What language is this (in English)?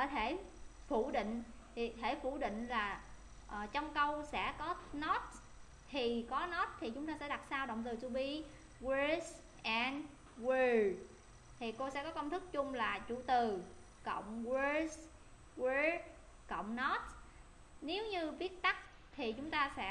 Vietnamese